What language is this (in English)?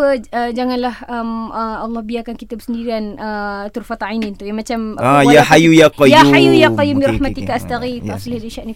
Malay